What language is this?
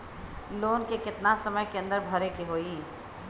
Bhojpuri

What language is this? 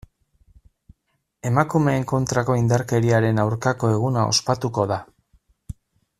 Basque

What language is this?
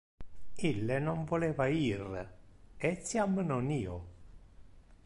Interlingua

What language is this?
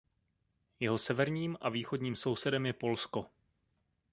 Czech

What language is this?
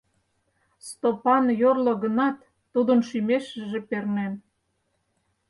Mari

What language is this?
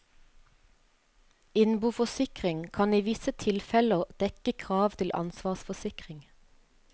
Norwegian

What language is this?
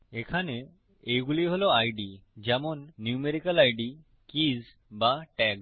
Bangla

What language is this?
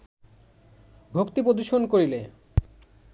Bangla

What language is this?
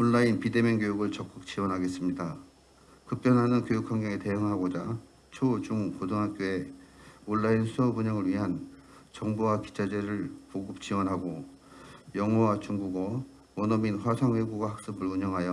Korean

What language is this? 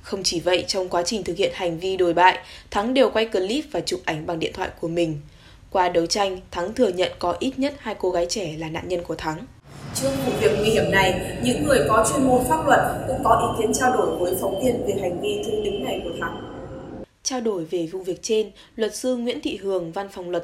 Vietnamese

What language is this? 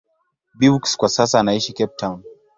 Swahili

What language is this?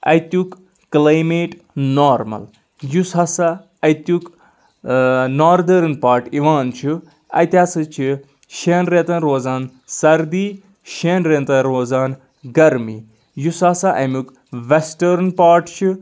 Kashmiri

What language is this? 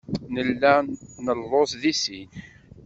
Kabyle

